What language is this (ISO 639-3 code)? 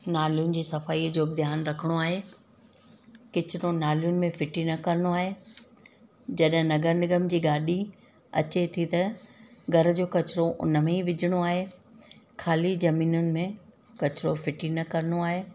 snd